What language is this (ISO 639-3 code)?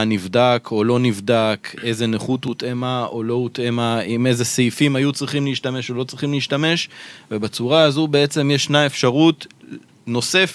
heb